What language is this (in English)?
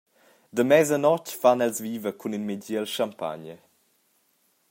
Romansh